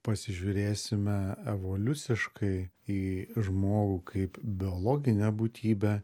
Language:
Lithuanian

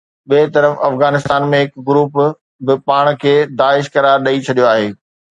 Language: Sindhi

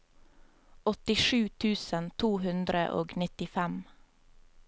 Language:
Norwegian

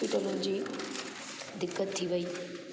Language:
Sindhi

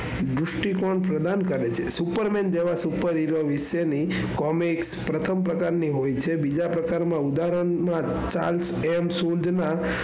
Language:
Gujarati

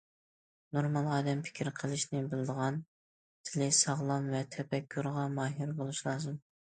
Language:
Uyghur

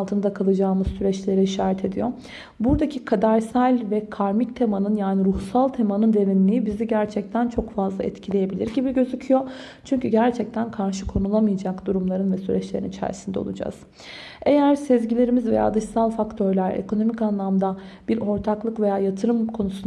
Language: Turkish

